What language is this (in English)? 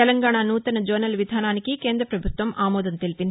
Telugu